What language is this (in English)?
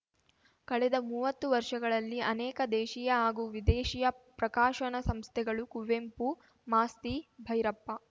Kannada